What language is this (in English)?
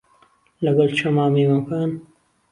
Central Kurdish